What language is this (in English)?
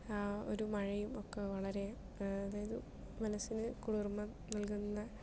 Malayalam